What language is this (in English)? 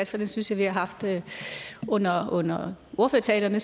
Danish